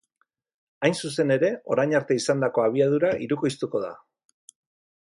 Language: Basque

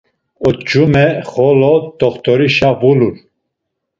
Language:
Laz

